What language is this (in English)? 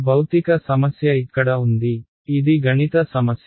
Telugu